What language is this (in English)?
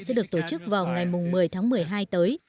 Vietnamese